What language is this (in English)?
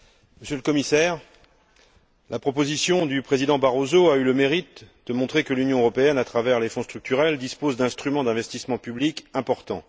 French